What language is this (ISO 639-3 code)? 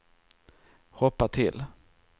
swe